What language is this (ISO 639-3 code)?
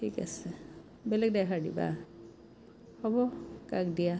asm